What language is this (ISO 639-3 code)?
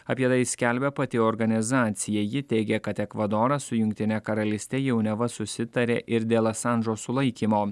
lit